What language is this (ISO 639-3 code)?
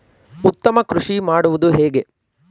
kan